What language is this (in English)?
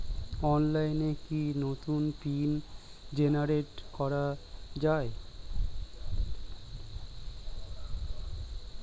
Bangla